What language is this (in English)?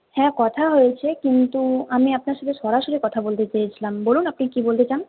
Bangla